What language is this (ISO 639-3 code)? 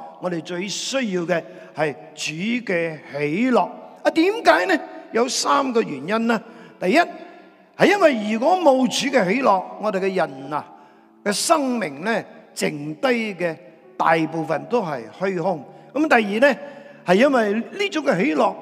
zho